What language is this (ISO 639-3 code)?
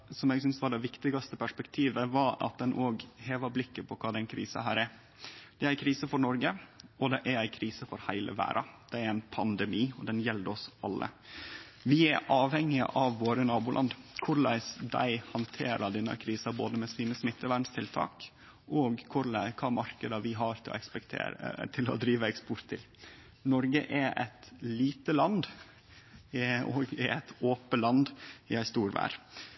nno